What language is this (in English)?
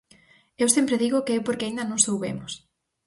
Galician